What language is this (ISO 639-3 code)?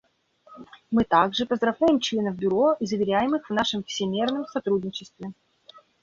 rus